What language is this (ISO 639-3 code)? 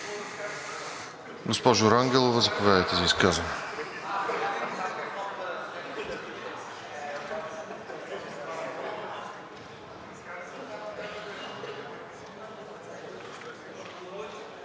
bul